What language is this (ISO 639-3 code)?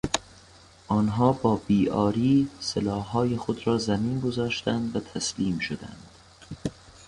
fas